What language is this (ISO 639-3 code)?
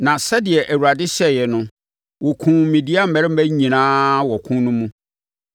aka